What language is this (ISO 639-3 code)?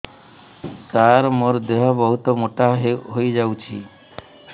ori